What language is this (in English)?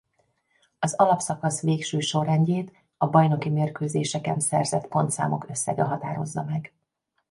Hungarian